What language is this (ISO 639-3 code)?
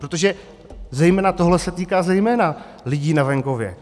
ces